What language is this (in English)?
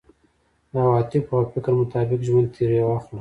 Pashto